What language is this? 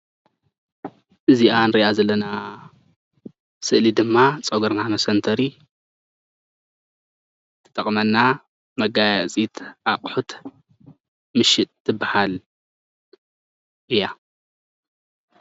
Tigrinya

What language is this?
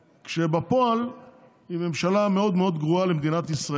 Hebrew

